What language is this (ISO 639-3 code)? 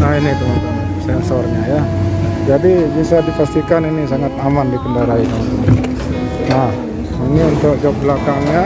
ind